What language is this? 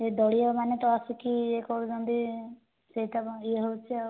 Odia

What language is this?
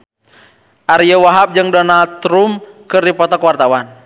Sundanese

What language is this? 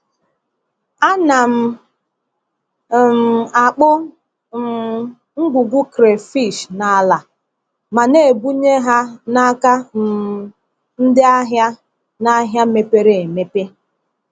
Igbo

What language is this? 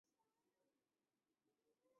Chinese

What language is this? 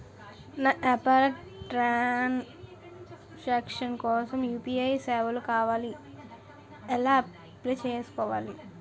Telugu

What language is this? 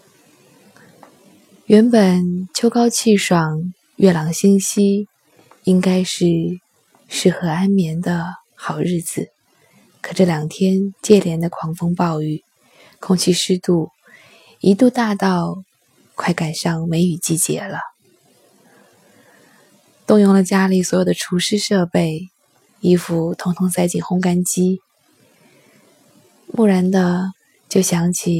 Chinese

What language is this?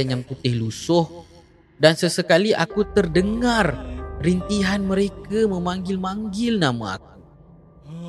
Malay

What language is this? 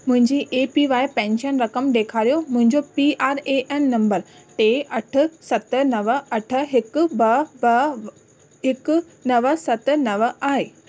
Sindhi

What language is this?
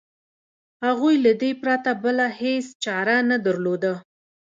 Pashto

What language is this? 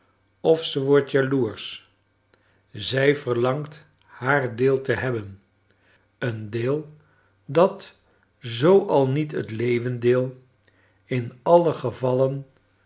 Dutch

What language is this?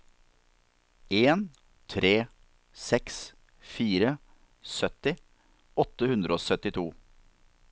Norwegian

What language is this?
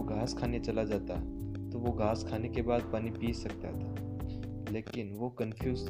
Hindi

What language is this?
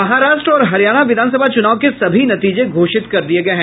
Hindi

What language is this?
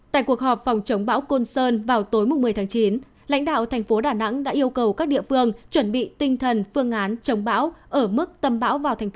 Vietnamese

